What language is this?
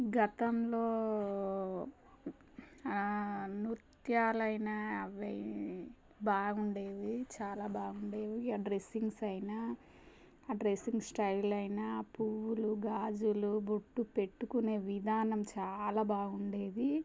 Telugu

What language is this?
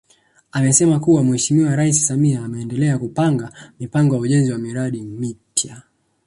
Swahili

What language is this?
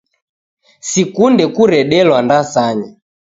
Taita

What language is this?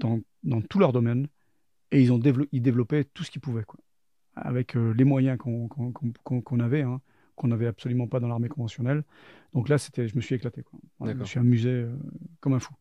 French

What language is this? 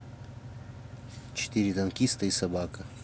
Russian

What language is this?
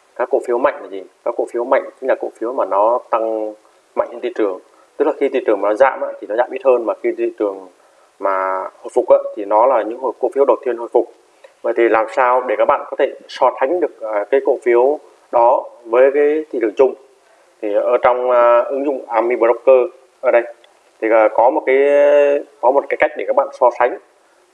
Vietnamese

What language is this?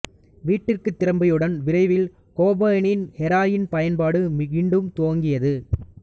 Tamil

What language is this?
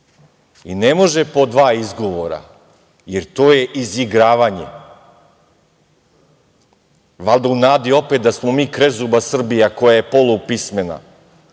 Serbian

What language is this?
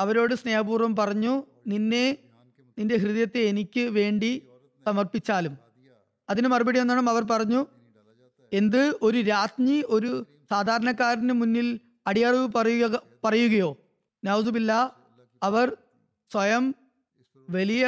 Malayalam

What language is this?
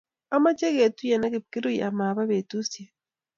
Kalenjin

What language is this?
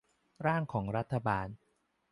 Thai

